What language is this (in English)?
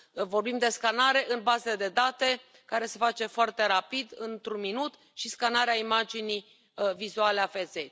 Romanian